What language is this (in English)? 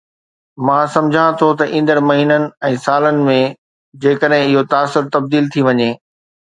Sindhi